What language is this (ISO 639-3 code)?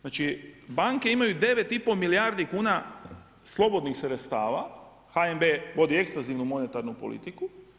hrv